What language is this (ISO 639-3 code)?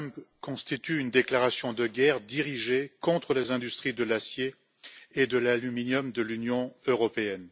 fra